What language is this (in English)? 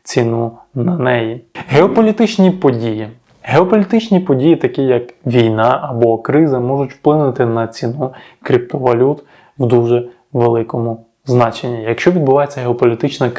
Ukrainian